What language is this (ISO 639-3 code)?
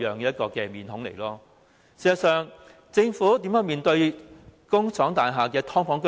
yue